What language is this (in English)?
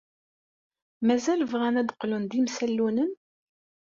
Kabyle